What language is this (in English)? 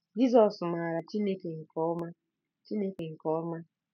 Igbo